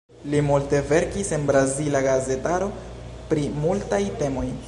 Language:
Esperanto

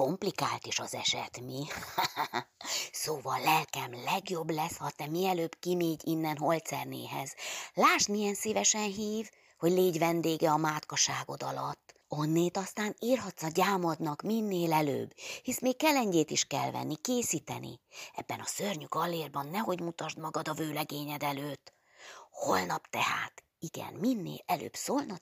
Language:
Hungarian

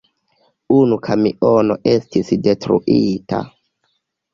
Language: Esperanto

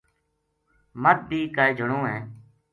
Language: Gujari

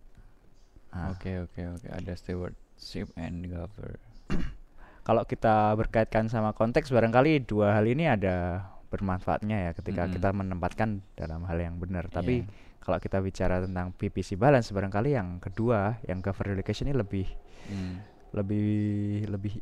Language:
Indonesian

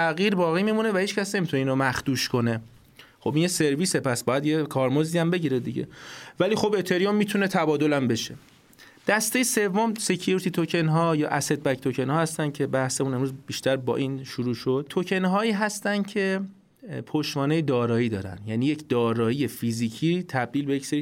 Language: Persian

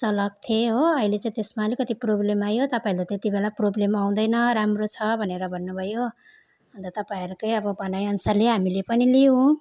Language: Nepali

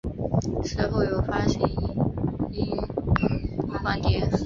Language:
Chinese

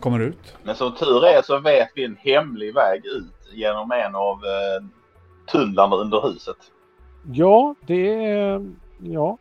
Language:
Swedish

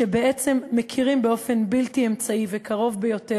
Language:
Hebrew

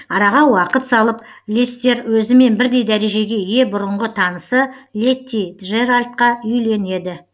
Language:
Kazakh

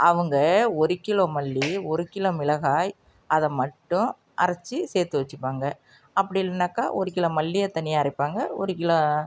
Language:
Tamil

